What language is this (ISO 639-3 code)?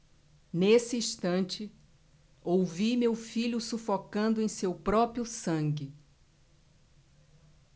por